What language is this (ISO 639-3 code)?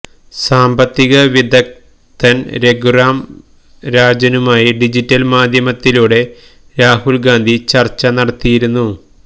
mal